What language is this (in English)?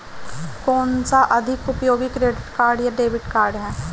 Hindi